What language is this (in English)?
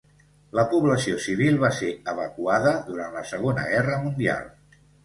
Catalan